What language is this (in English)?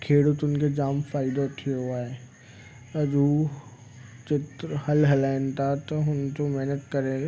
Sindhi